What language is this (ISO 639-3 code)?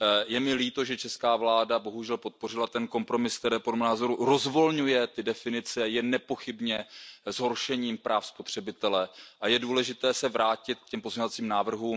ces